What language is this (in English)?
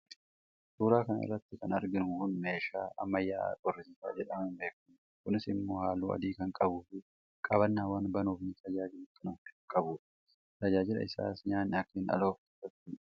Oromo